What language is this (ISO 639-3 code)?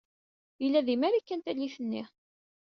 kab